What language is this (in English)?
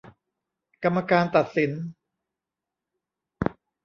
Thai